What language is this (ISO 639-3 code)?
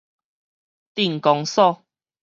nan